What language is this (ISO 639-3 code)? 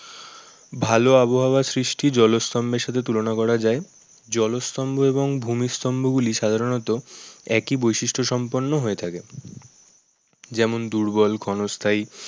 ben